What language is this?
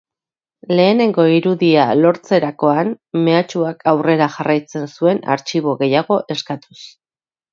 Basque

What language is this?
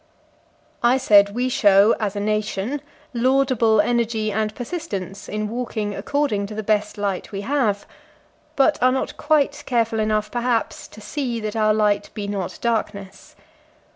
English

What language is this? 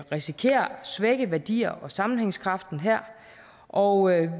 Danish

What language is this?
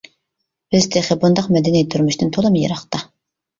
Uyghur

